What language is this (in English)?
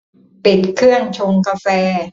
Thai